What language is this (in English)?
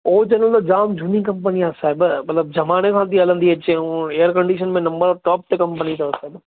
Sindhi